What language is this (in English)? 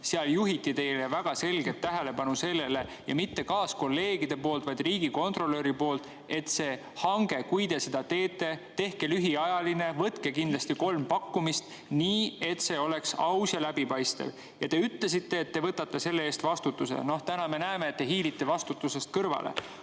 Estonian